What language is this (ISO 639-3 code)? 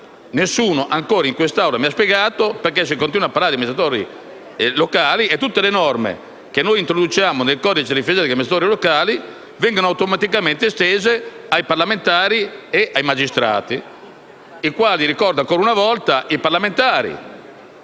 ita